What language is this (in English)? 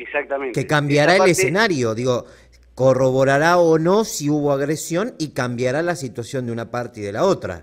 Spanish